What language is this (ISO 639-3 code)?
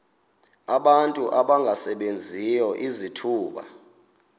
xho